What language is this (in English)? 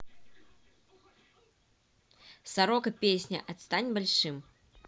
Russian